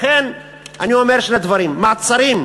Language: Hebrew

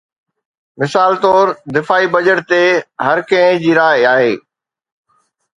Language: Sindhi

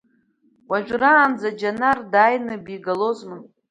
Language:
Abkhazian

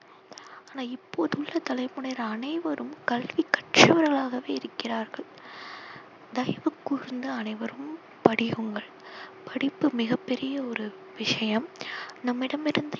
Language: Tamil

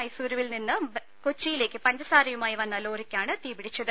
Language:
Malayalam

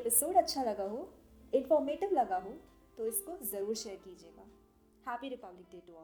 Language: Hindi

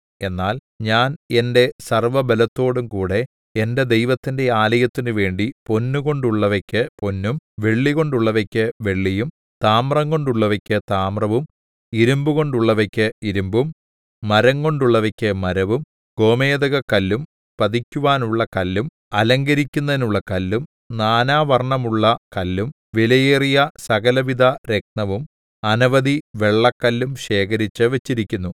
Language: Malayalam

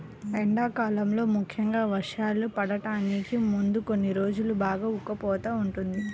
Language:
Telugu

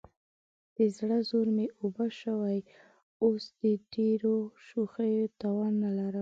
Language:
Pashto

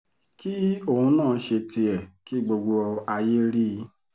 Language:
Yoruba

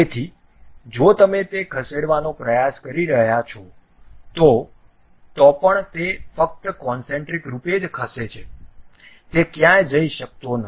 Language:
Gujarati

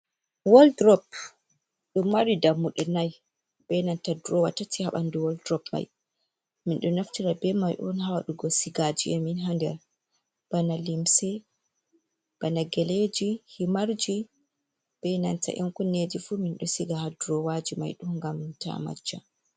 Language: Fula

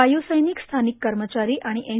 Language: Marathi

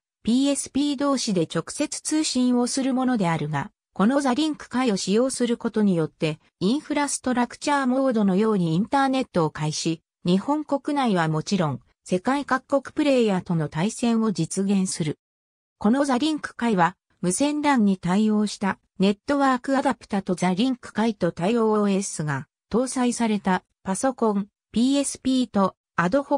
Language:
Japanese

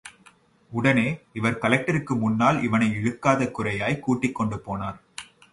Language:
Tamil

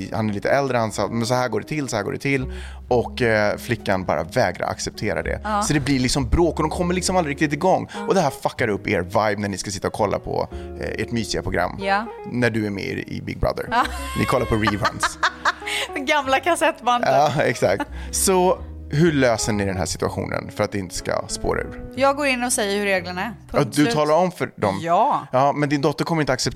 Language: Swedish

